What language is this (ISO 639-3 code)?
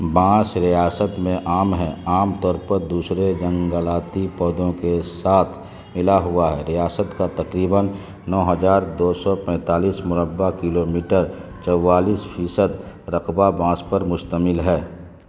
urd